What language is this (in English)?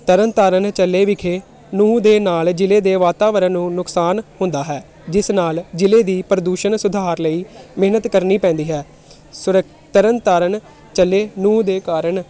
Punjabi